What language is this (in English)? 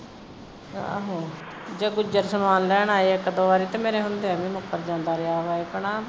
Punjabi